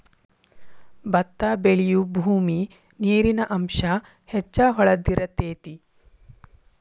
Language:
Kannada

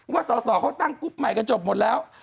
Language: Thai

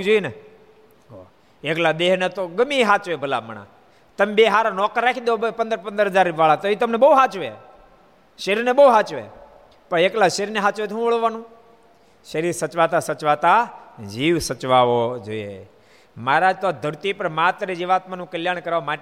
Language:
Gujarati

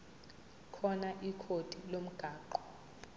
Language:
Zulu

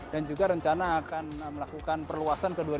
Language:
Indonesian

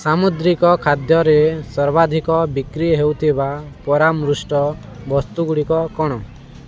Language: Odia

